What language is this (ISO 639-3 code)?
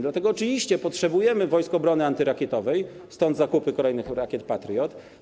pol